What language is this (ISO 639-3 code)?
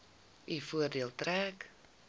afr